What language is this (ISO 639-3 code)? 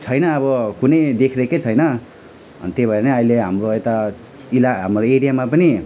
nep